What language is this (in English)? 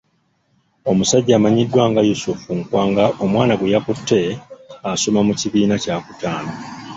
Ganda